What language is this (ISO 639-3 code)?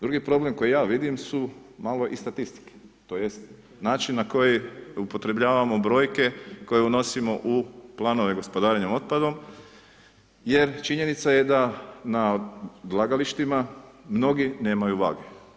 hrv